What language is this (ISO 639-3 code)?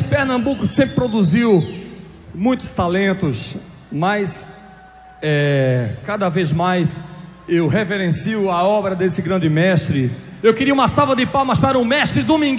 por